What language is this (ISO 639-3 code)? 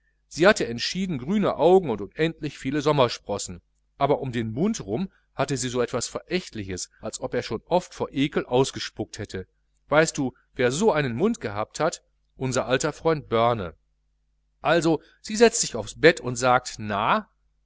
deu